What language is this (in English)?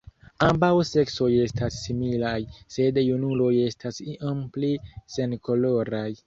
Esperanto